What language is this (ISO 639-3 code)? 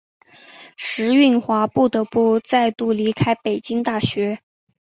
zho